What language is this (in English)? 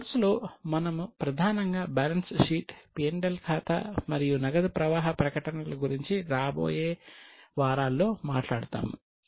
Telugu